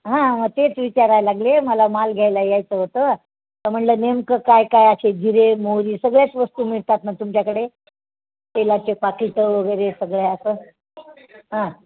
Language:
Marathi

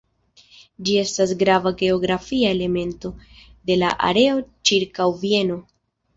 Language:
Esperanto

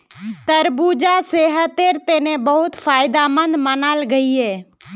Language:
Magahi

